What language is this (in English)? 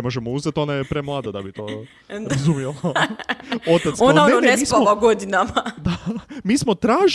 Croatian